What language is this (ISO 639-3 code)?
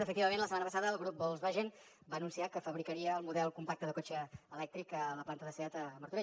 cat